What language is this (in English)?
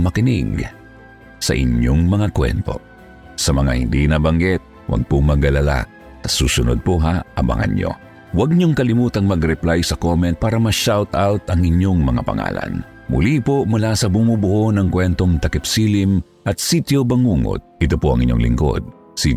Filipino